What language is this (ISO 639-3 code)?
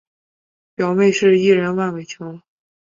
zho